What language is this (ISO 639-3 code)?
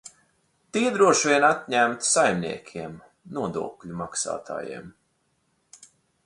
lav